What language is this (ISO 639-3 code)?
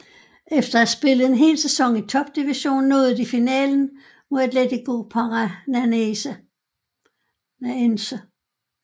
dan